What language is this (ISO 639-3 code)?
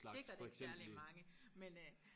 dan